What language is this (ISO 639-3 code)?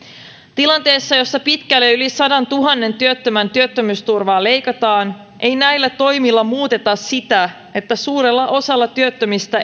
fin